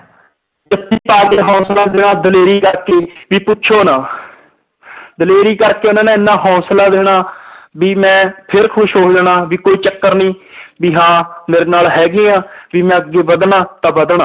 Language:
Punjabi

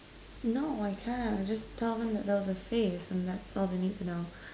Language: English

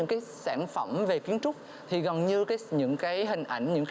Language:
Vietnamese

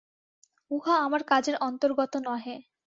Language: Bangla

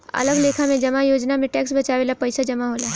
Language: Bhojpuri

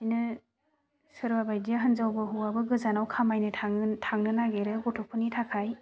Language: Bodo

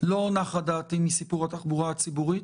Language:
Hebrew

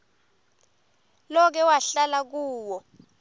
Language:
Swati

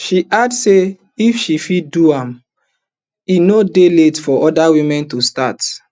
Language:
Nigerian Pidgin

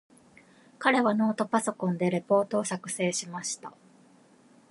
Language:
Japanese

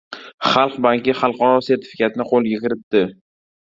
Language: Uzbek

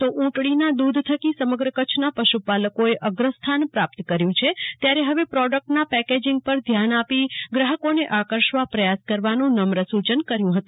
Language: Gujarati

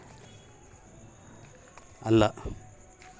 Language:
Kannada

